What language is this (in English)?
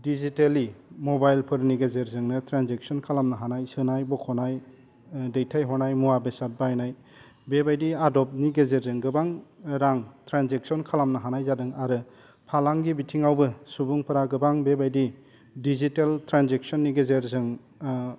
Bodo